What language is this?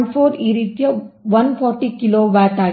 Kannada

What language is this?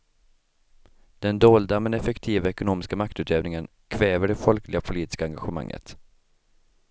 Swedish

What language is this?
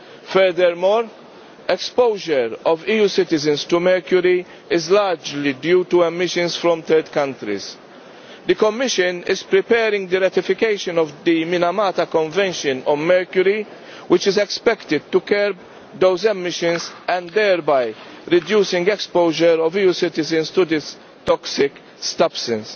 English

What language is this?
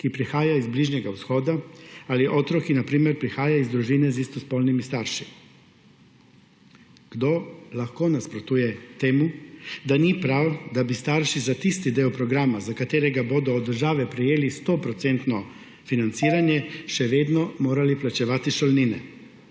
Slovenian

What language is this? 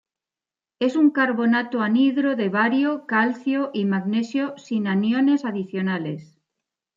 Spanish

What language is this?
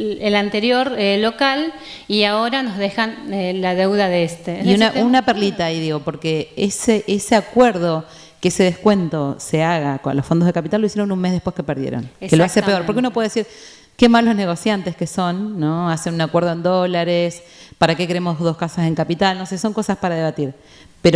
Spanish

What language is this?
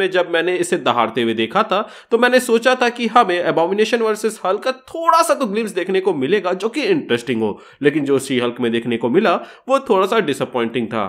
Hindi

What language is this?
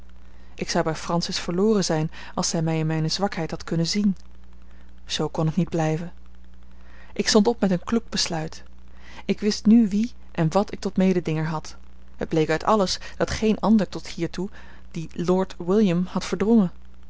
Dutch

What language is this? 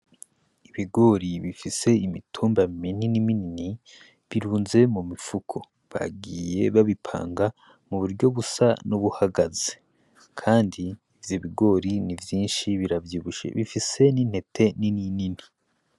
Rundi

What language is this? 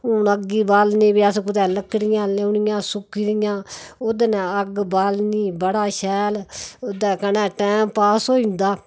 Dogri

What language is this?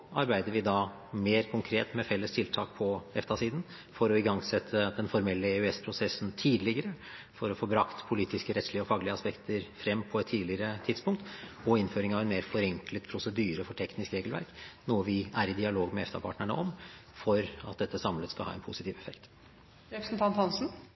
Norwegian Bokmål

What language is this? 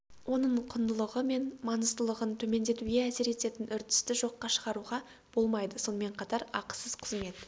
Kazakh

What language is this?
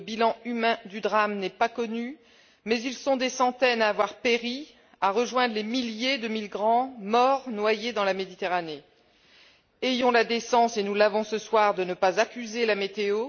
French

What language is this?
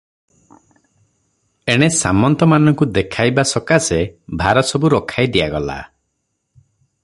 Odia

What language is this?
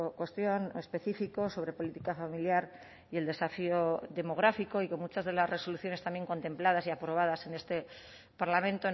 Spanish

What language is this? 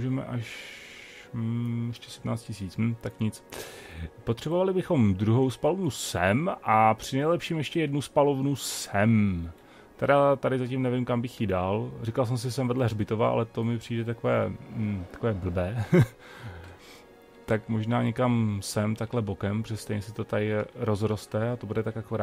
Czech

